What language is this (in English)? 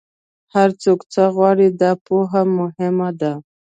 Pashto